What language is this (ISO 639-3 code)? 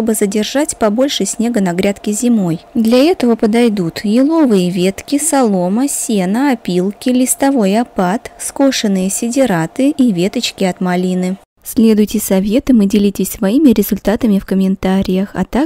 rus